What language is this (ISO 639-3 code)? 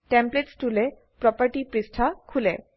asm